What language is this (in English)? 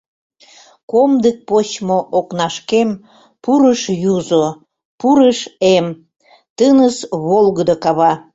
Mari